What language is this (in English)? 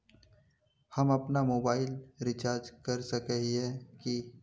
Magahi